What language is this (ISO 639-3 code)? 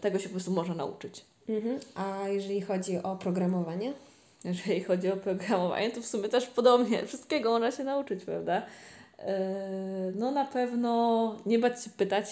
pol